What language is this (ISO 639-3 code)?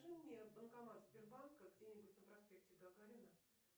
rus